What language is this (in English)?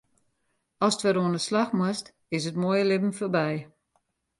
Western Frisian